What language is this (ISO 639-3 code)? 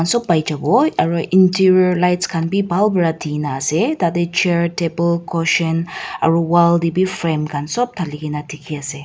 nag